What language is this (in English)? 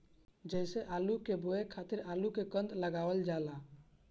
Bhojpuri